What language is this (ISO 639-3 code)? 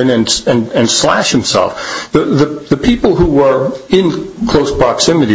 eng